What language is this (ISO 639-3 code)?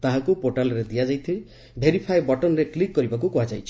ori